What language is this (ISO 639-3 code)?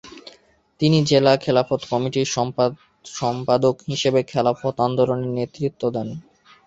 ben